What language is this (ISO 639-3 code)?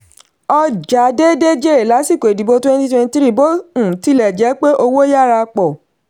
yor